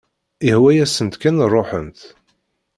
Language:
Kabyle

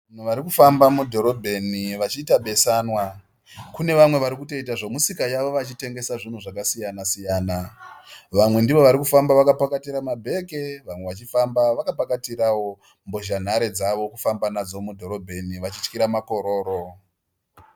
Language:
Shona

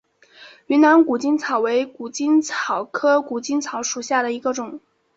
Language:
Chinese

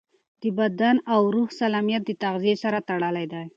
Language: Pashto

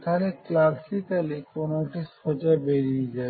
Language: Bangla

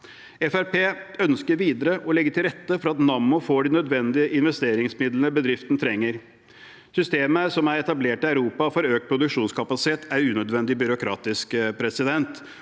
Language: Norwegian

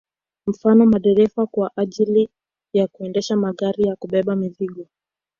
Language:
Swahili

